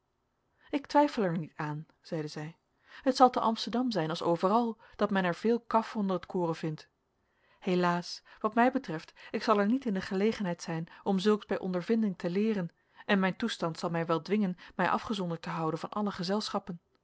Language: Dutch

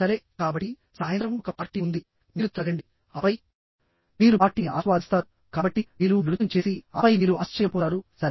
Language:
Telugu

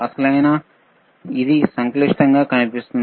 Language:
Telugu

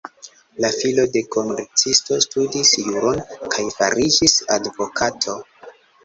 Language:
Esperanto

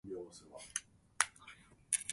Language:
Japanese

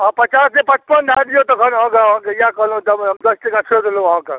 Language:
Maithili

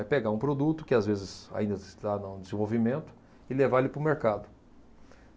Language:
Portuguese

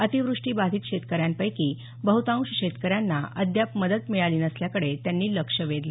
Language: Marathi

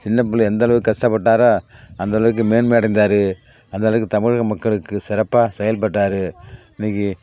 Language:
Tamil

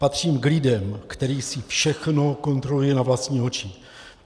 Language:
Czech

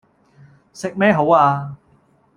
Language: Cantonese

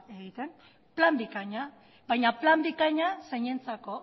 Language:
Basque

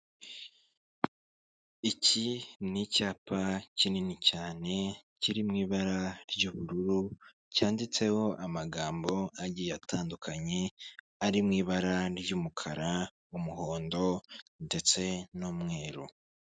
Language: Kinyarwanda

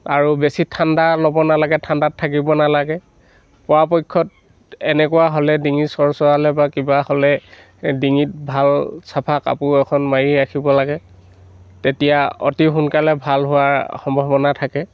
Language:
Assamese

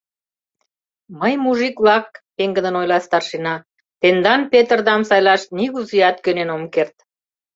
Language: Mari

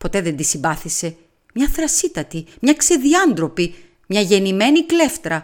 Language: Greek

